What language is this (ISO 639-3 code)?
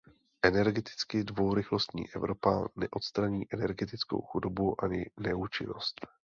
ces